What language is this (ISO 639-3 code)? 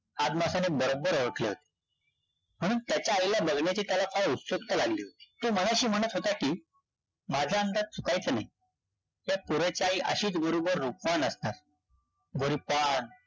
mar